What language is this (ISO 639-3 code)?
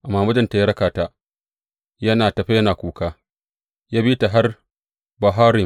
hau